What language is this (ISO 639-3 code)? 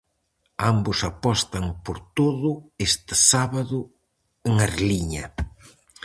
glg